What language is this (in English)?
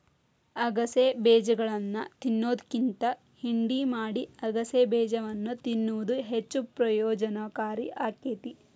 Kannada